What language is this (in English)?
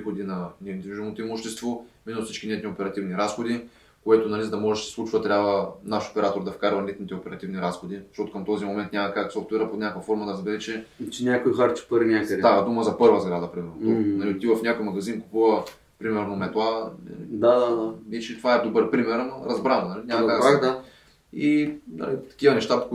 Bulgarian